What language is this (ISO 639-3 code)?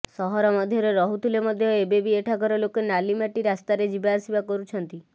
ori